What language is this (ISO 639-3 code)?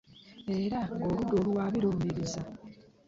lug